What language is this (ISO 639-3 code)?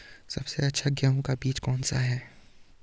hin